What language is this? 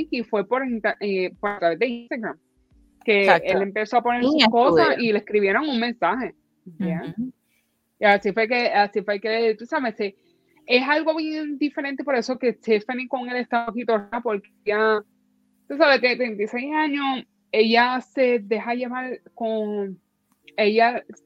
Spanish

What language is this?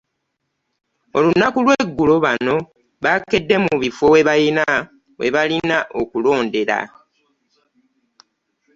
Ganda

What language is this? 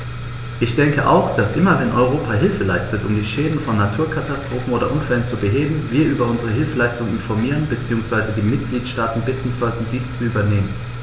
German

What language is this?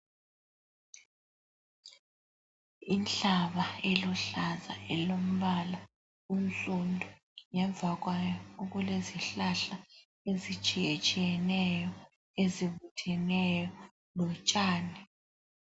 North Ndebele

